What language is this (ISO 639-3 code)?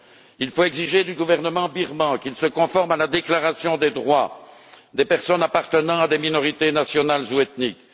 fra